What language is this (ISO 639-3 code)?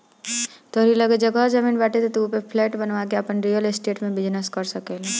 bho